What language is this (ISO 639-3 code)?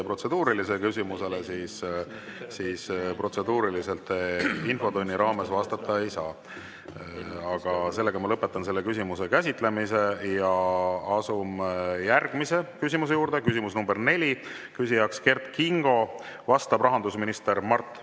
est